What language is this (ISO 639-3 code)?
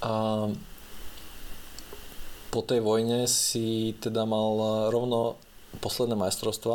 slk